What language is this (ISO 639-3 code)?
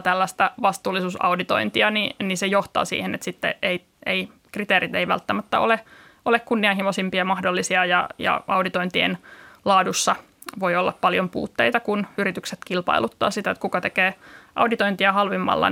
fin